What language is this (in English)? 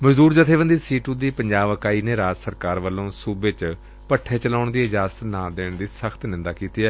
Punjabi